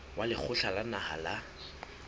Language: Southern Sotho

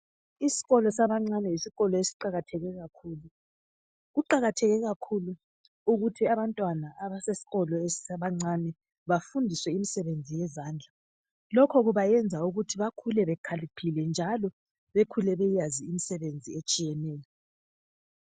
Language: North Ndebele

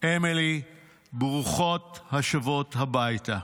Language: Hebrew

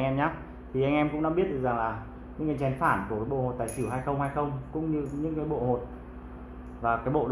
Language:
Vietnamese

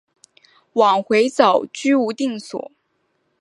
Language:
Chinese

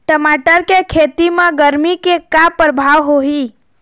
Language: Chhattisgarhi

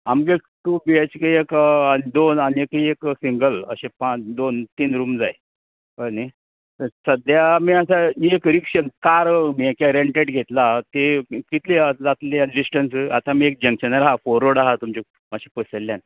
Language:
Konkani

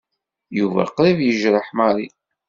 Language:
Kabyle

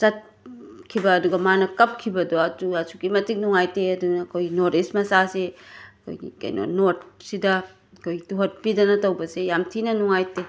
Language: Manipuri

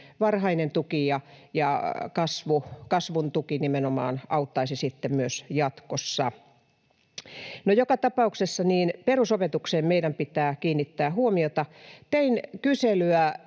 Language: Finnish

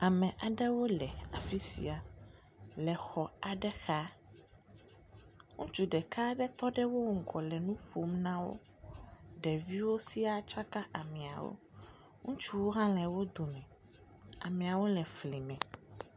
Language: Ewe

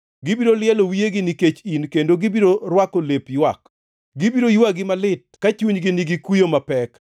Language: Luo (Kenya and Tanzania)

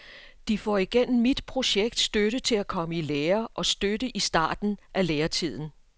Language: Danish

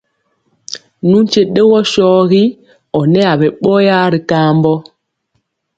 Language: Mpiemo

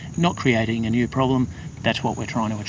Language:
English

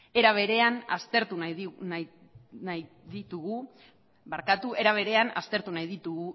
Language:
Basque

